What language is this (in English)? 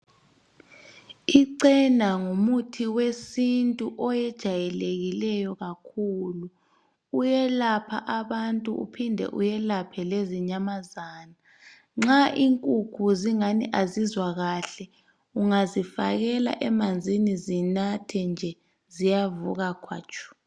North Ndebele